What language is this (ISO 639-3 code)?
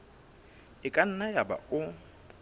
sot